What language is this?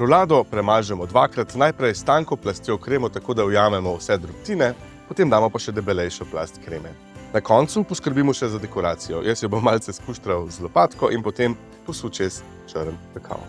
Slovenian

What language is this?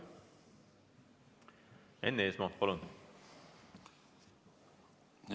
Estonian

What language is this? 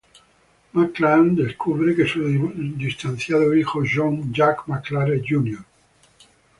Spanish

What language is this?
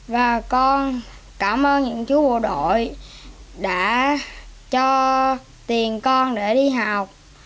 Vietnamese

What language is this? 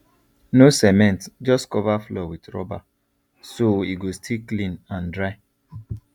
Nigerian Pidgin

